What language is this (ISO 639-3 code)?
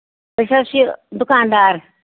kas